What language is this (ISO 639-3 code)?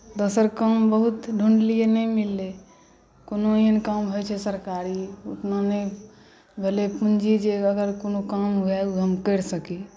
mai